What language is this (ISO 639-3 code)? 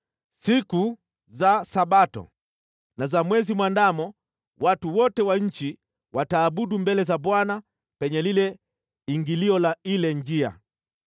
swa